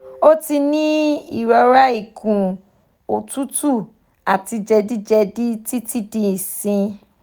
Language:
Yoruba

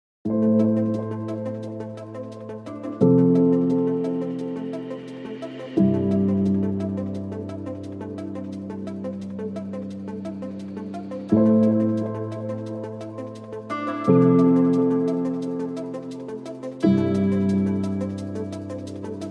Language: Russian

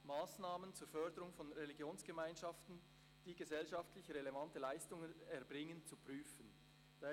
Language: Swiss German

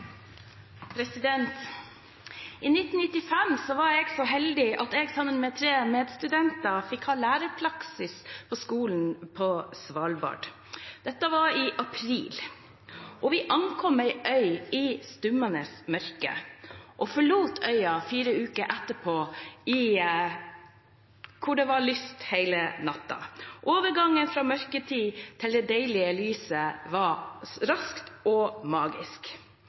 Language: Norwegian Bokmål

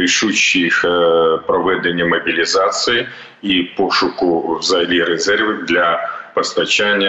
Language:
Ukrainian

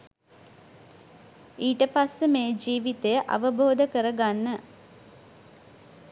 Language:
Sinhala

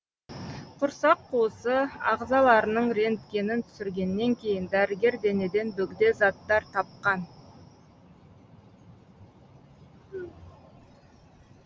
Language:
Kazakh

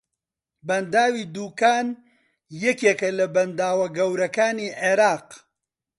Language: Central Kurdish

